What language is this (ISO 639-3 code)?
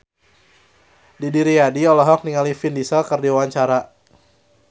sun